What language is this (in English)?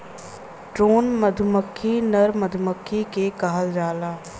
Bhojpuri